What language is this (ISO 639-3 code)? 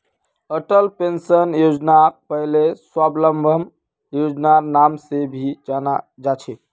mag